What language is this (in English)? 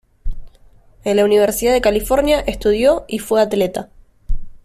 Spanish